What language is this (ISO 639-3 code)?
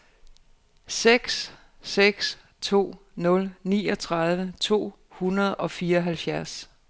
dan